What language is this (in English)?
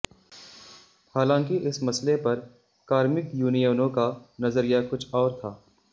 Hindi